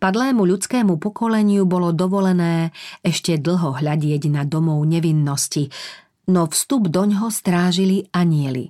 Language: Slovak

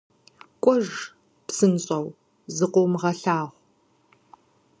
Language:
Kabardian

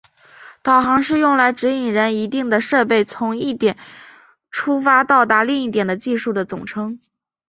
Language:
Chinese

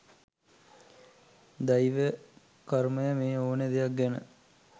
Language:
Sinhala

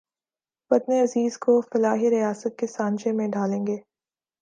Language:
Urdu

